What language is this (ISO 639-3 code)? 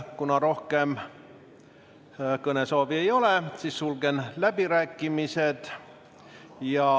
est